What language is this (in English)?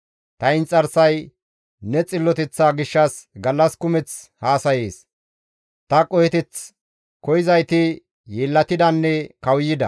Gamo